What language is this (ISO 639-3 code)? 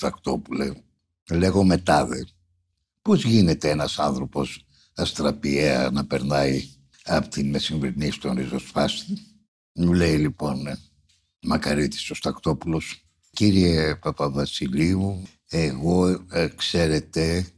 ell